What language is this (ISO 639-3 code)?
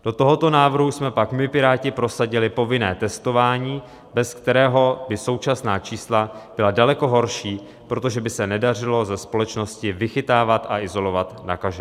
ces